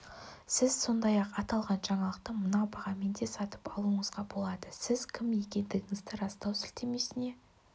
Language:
Kazakh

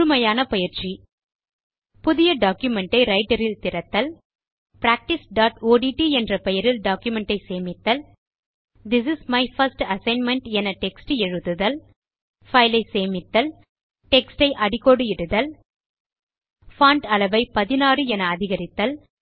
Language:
Tamil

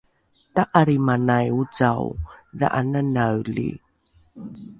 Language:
Rukai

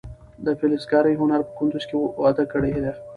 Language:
Pashto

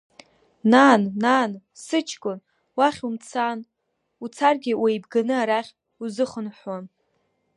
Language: Abkhazian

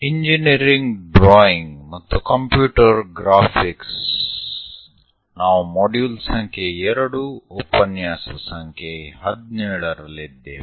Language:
Kannada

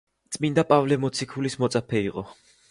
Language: Georgian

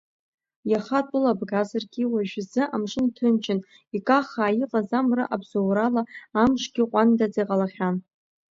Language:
Abkhazian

